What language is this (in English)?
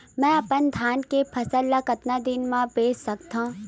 Chhattisgarhi